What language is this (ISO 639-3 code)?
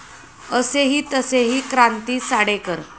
mar